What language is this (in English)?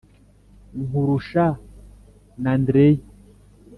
Kinyarwanda